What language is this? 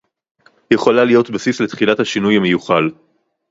Hebrew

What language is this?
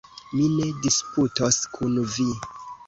Esperanto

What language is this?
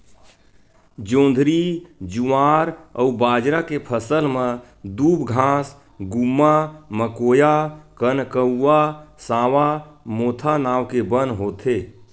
Chhattisgarhi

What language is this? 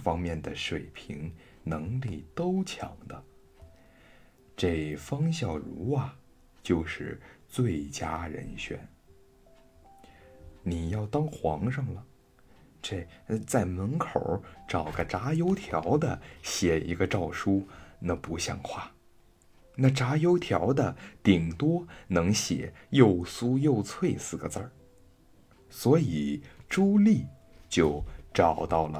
Chinese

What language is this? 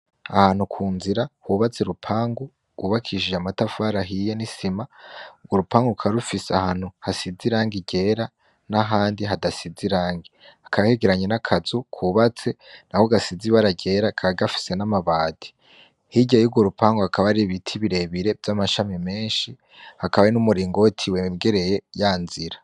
Rundi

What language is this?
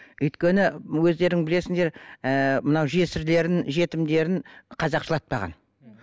Kazakh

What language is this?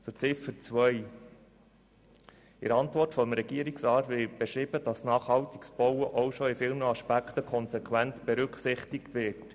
Swiss German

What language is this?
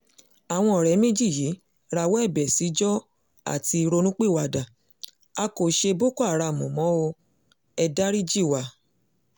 Yoruba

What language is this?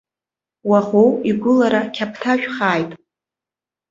Abkhazian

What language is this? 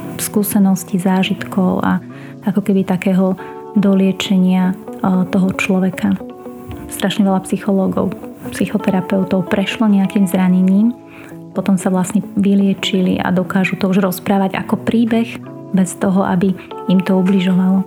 Slovak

